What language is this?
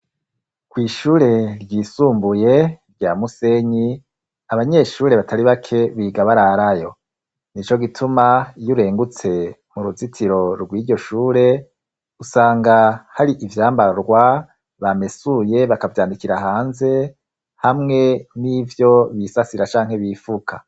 Rundi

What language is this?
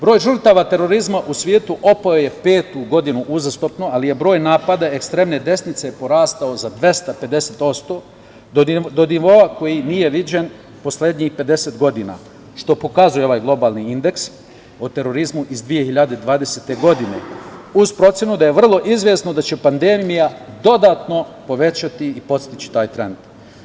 Serbian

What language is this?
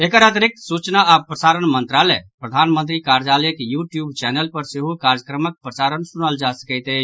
Maithili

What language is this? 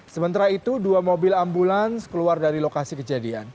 Indonesian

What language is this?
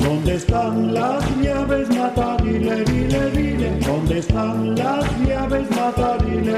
Romanian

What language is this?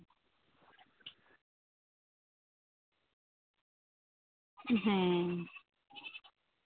Santali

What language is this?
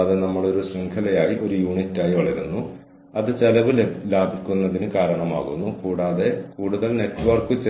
Malayalam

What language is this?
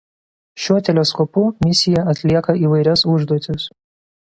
Lithuanian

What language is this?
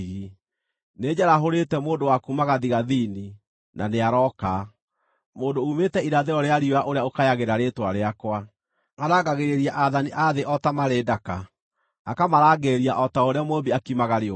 Kikuyu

